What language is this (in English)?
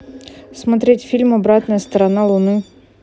Russian